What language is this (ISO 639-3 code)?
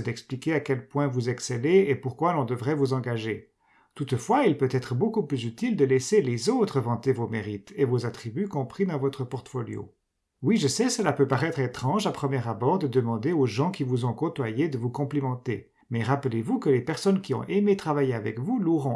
fra